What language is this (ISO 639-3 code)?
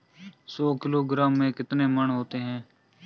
hin